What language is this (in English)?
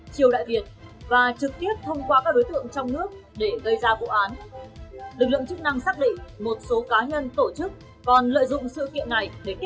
Vietnamese